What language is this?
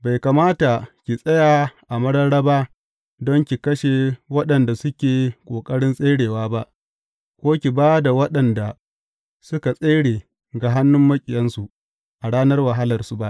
Hausa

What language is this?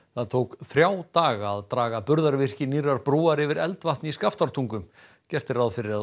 Icelandic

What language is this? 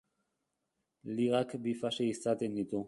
Basque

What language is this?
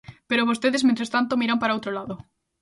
Galician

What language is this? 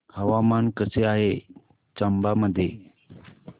Marathi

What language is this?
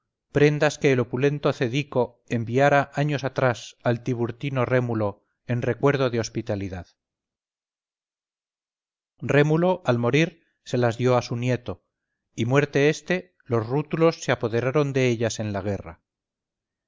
Spanish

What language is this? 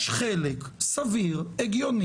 Hebrew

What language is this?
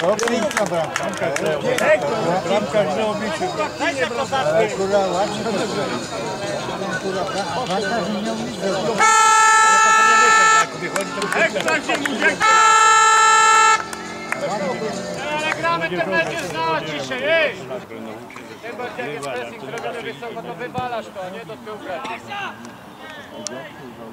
Polish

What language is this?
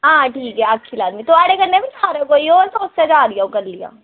Dogri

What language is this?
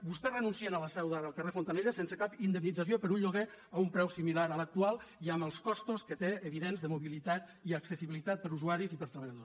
Catalan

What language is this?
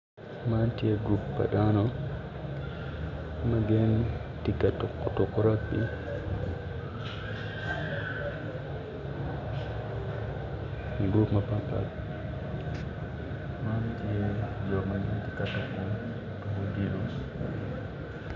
Acoli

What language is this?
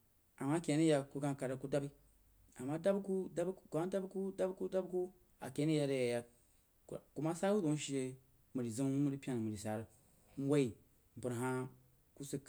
Jiba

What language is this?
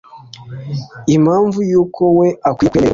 Kinyarwanda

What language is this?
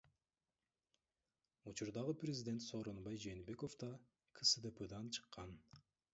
Kyrgyz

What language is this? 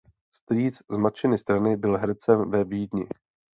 Czech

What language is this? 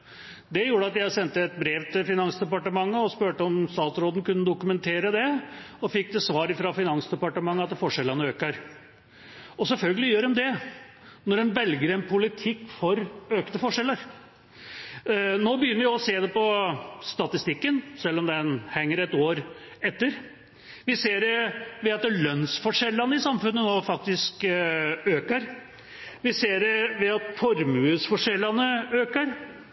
Norwegian Bokmål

